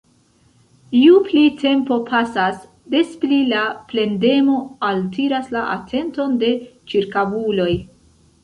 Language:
Esperanto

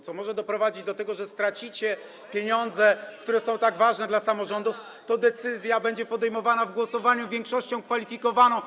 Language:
Polish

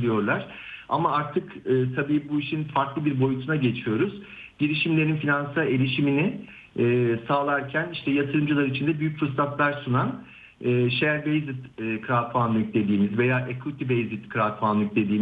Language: Turkish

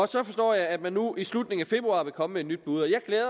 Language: Danish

